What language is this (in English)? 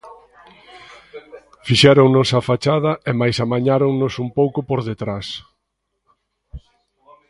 Galician